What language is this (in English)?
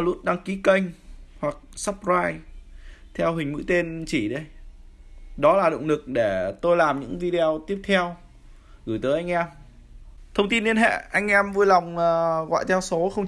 Vietnamese